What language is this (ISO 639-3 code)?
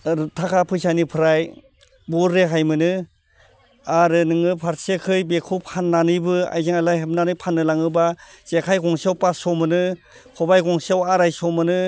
brx